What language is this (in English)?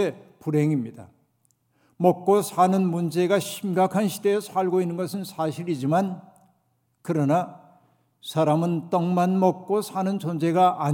Korean